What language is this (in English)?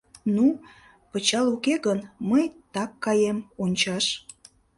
Mari